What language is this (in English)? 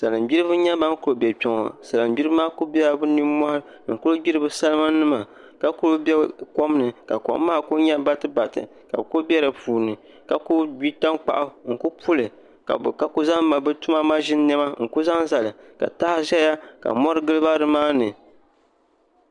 Dagbani